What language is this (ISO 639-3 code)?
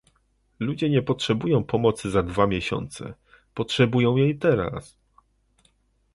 pol